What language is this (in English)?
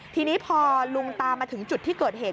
Thai